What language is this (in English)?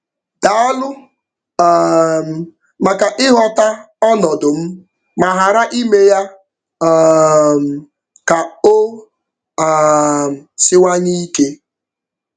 Igbo